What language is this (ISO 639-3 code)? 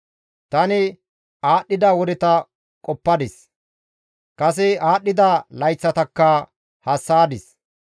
gmv